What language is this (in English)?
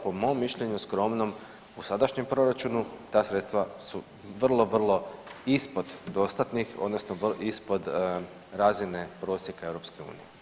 Croatian